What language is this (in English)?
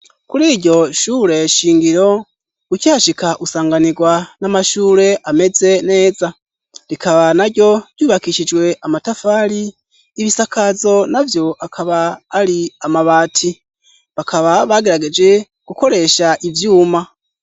Rundi